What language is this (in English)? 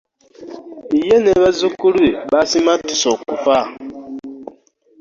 Ganda